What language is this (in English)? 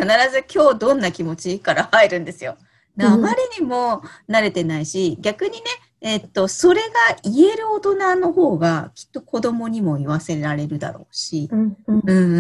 Japanese